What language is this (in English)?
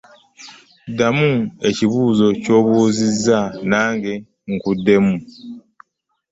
Ganda